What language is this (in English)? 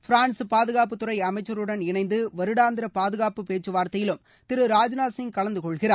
Tamil